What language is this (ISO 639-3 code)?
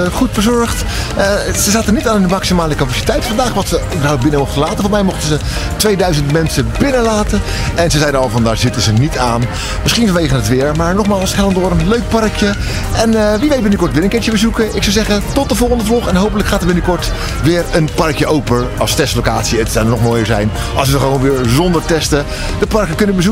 nld